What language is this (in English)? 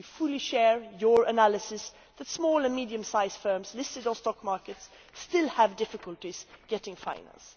English